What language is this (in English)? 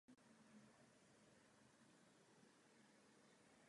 Czech